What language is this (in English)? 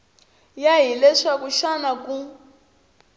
Tsonga